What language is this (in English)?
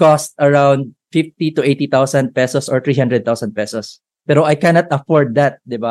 Filipino